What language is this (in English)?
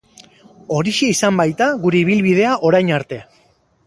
Basque